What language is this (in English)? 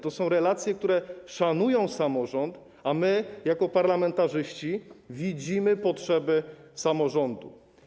Polish